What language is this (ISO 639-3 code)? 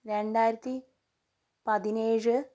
mal